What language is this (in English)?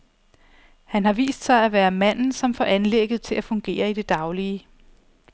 Danish